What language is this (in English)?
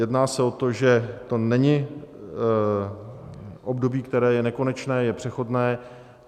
Czech